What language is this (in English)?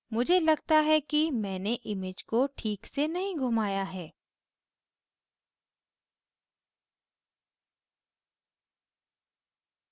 Hindi